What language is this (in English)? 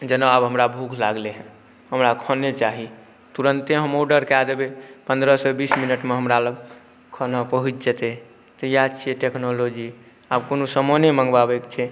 Maithili